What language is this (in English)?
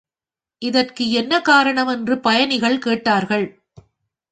Tamil